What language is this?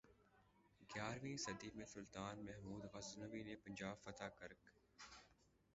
Urdu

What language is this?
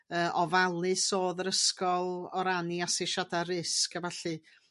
Welsh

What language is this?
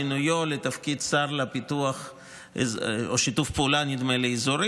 Hebrew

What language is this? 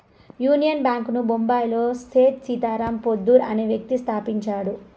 Telugu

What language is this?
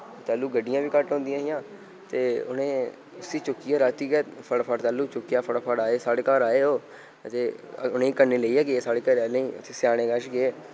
Dogri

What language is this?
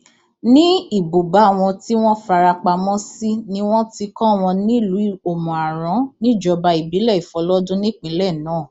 Yoruba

